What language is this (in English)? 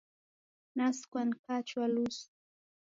Taita